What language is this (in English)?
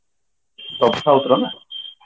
Odia